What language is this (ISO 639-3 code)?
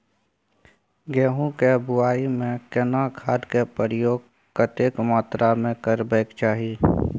mai